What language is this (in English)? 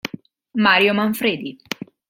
Italian